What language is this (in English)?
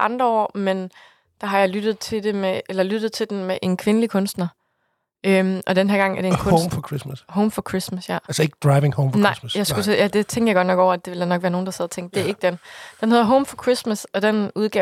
Danish